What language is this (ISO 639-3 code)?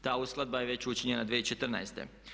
hrv